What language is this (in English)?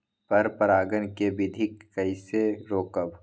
Magahi